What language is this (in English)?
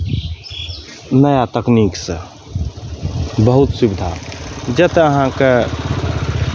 Maithili